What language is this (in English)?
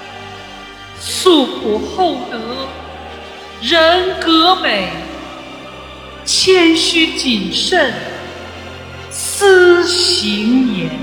Chinese